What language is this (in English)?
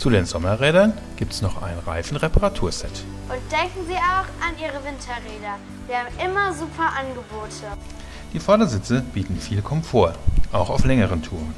German